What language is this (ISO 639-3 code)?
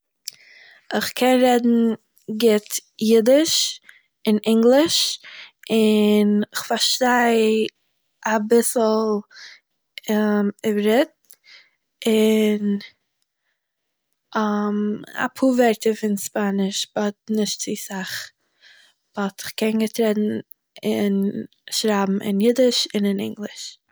yid